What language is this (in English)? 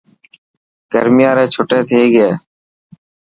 Dhatki